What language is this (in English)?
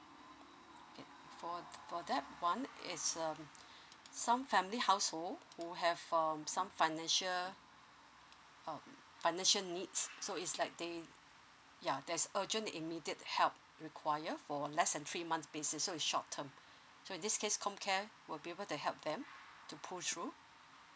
English